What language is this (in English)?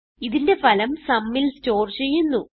Malayalam